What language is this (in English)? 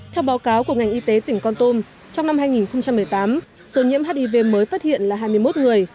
Vietnamese